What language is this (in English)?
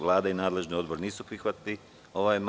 Serbian